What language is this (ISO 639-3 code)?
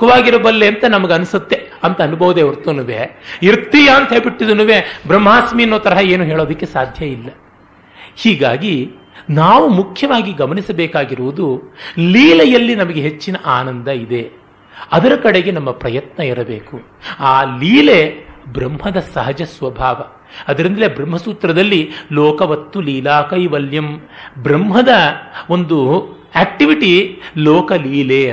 kan